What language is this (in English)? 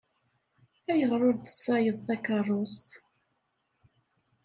Kabyle